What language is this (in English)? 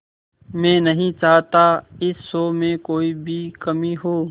Hindi